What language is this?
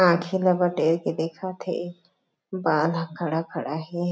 Chhattisgarhi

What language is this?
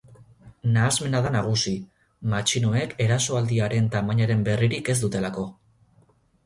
Basque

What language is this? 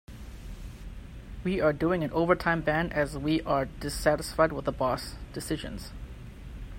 English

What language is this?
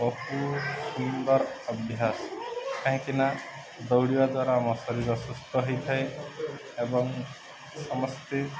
Odia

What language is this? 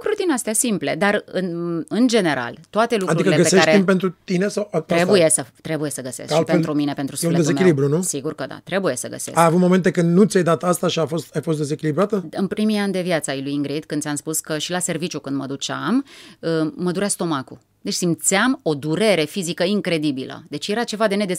Romanian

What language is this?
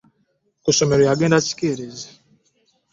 Ganda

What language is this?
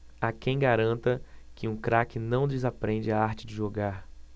Portuguese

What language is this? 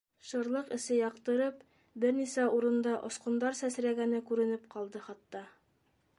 Bashkir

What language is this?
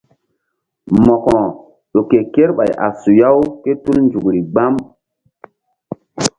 Mbum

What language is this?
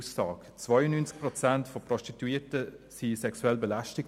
Swiss German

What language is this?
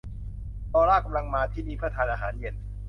Thai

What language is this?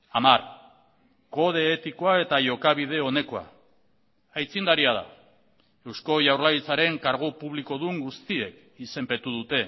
Basque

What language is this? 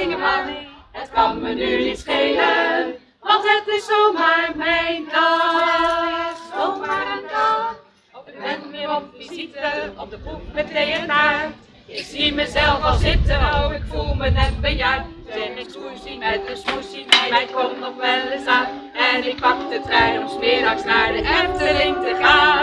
Dutch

